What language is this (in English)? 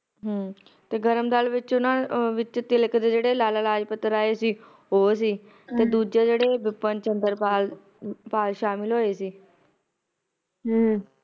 Punjabi